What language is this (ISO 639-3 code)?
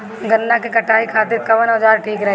bho